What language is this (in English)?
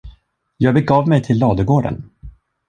Swedish